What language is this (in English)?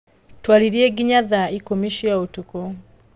Kikuyu